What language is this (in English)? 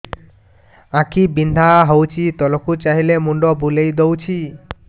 Odia